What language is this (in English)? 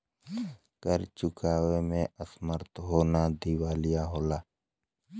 Bhojpuri